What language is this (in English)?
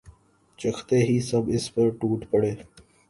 Urdu